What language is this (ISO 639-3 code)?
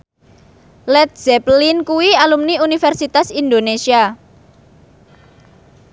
jav